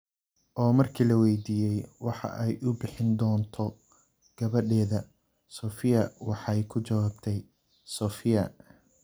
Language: Somali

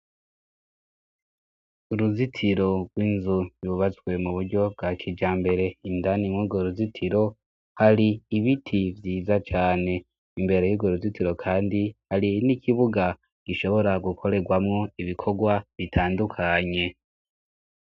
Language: Rundi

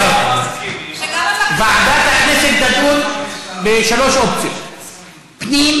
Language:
Hebrew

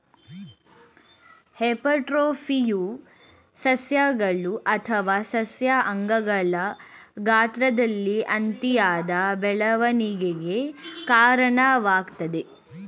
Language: Kannada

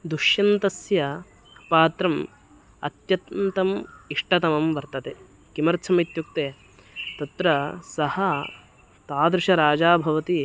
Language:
Sanskrit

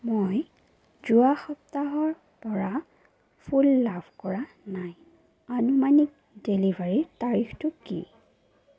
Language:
Assamese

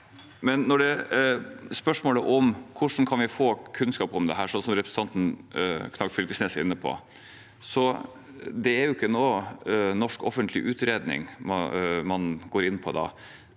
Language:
Norwegian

